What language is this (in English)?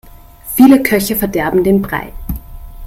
German